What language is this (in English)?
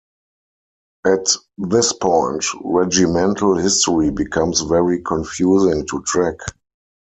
English